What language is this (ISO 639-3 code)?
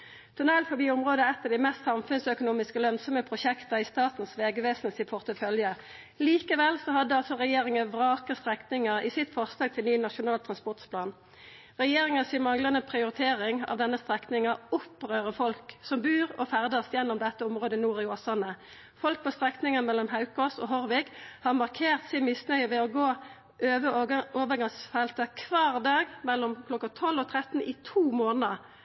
nno